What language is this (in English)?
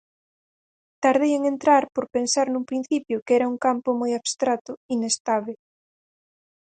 Galician